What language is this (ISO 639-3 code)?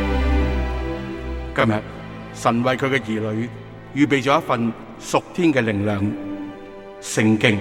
zho